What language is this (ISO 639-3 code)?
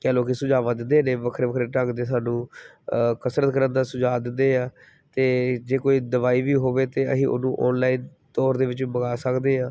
pan